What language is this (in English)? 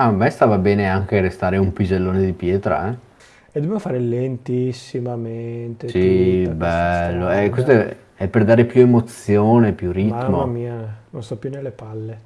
Italian